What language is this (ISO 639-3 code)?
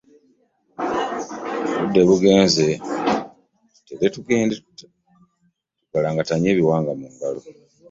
lug